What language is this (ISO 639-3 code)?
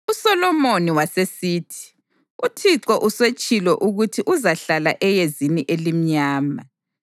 nde